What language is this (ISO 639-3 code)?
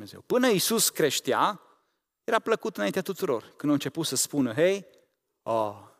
ron